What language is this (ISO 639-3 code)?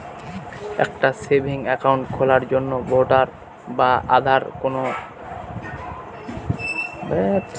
ben